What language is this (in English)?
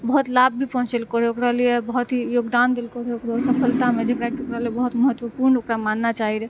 Maithili